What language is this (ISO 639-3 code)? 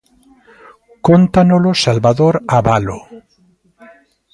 glg